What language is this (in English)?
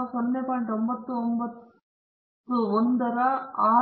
Kannada